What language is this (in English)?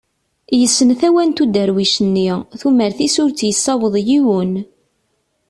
Kabyle